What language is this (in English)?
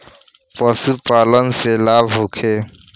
Bhojpuri